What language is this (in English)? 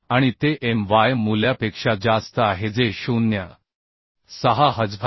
Marathi